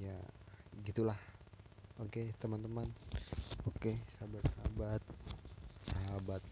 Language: Indonesian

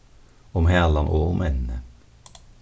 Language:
Faroese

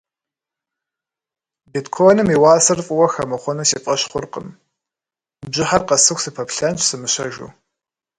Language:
Kabardian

